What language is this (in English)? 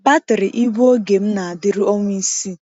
Igbo